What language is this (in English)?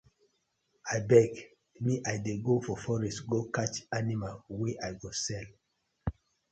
Nigerian Pidgin